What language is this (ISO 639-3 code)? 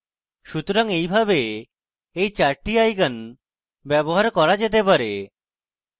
ben